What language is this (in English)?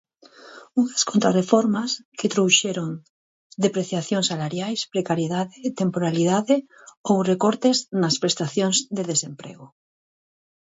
Galician